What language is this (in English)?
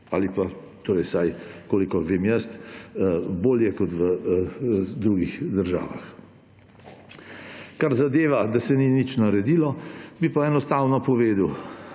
Slovenian